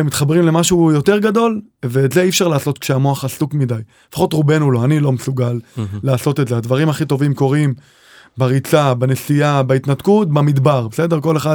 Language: Hebrew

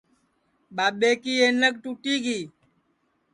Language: Sansi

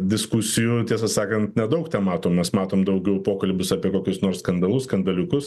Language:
Lithuanian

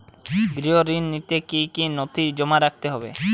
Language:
Bangla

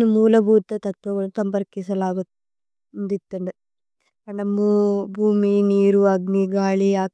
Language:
Tulu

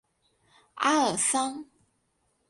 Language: Chinese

